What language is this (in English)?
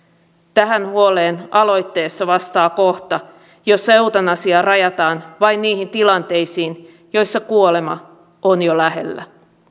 Finnish